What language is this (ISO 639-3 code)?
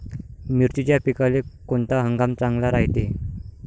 mar